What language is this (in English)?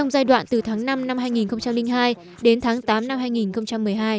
Vietnamese